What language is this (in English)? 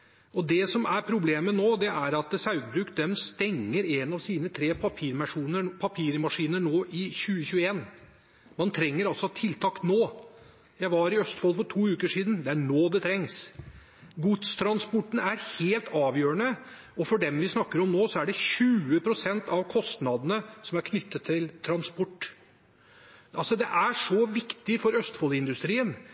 Norwegian Bokmål